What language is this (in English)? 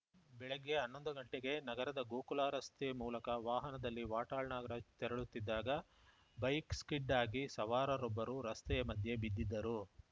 Kannada